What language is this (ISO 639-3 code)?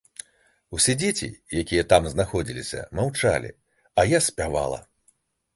bel